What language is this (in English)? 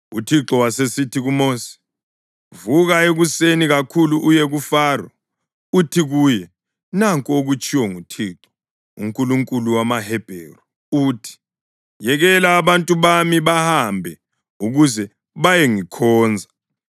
North Ndebele